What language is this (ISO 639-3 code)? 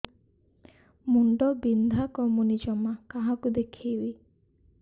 ori